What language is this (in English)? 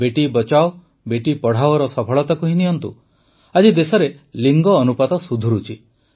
Odia